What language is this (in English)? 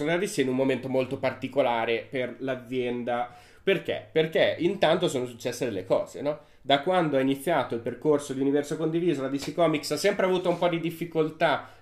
Italian